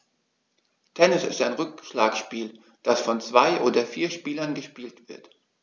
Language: German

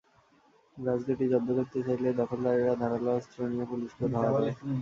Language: Bangla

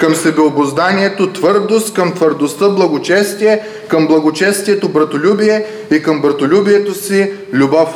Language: Bulgarian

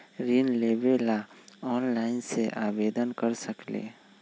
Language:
Magahi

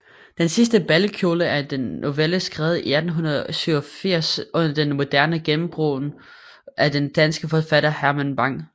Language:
Danish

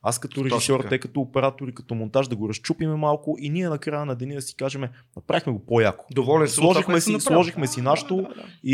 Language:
Bulgarian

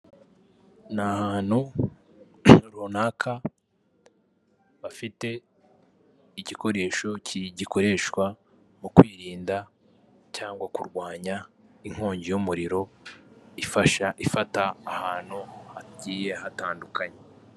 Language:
Kinyarwanda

